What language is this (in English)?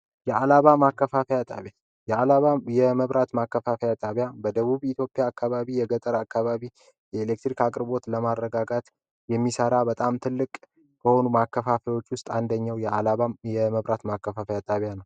Amharic